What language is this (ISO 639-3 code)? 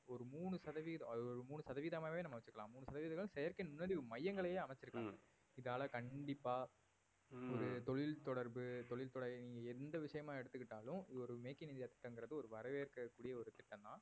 tam